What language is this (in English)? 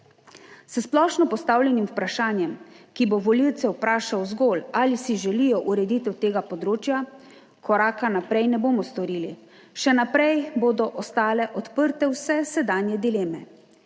Slovenian